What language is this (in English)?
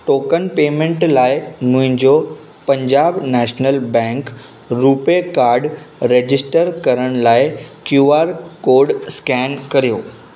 Sindhi